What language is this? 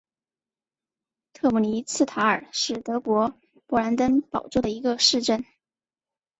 Chinese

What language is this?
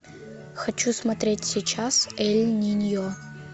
Russian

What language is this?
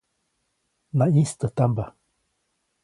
Copainalá Zoque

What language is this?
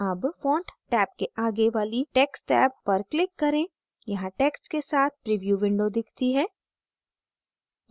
Hindi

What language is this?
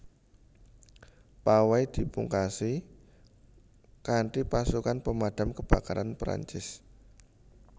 Javanese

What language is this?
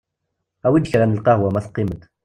Kabyle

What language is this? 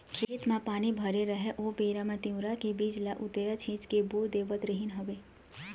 Chhattisgarhi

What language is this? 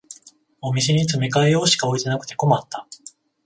Japanese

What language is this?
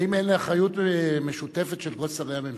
Hebrew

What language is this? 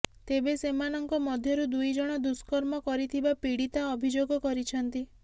Odia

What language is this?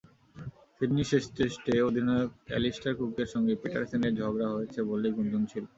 Bangla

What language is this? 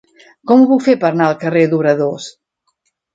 Catalan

